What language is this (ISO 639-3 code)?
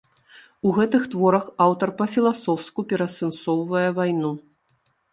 bel